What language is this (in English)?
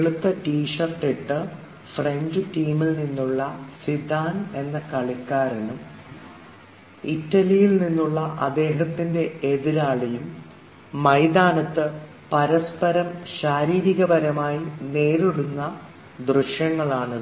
Malayalam